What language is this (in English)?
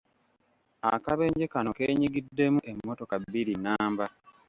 Ganda